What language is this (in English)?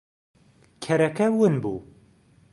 Central Kurdish